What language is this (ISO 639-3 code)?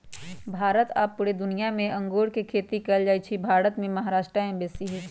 mag